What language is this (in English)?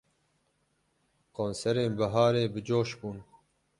Kurdish